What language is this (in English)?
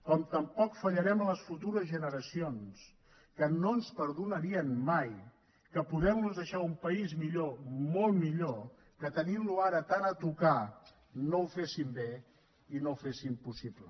Catalan